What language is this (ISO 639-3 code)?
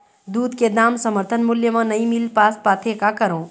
hne